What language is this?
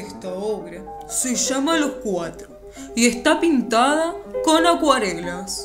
Spanish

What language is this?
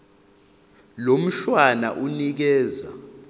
Zulu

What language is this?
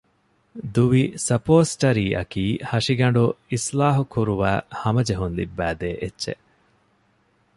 Divehi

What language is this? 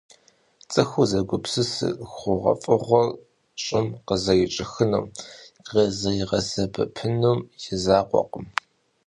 Kabardian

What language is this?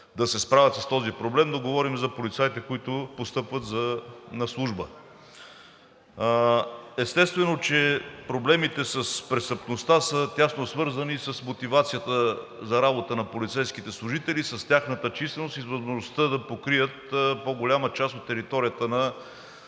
Bulgarian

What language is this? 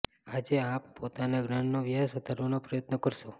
Gujarati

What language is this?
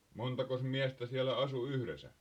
Finnish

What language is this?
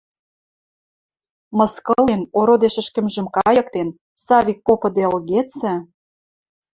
Western Mari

